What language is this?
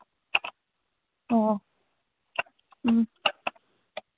Manipuri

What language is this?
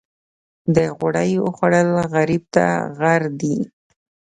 Pashto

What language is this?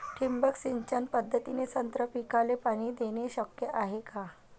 Marathi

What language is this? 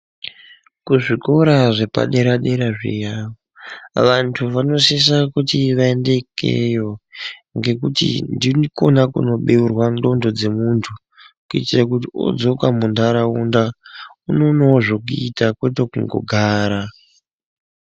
Ndau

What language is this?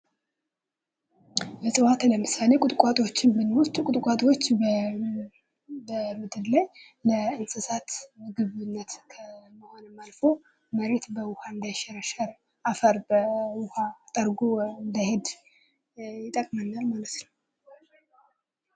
Amharic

